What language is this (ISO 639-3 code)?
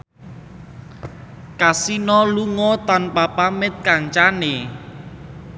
jav